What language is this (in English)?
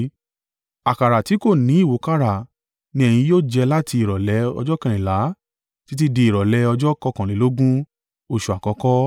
Yoruba